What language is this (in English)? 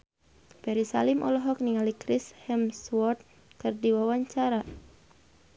Sundanese